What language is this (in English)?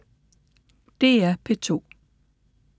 Danish